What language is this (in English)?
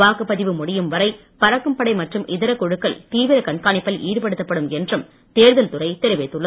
Tamil